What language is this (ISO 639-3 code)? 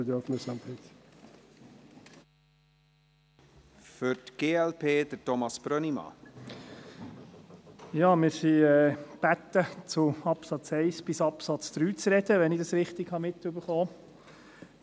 gsw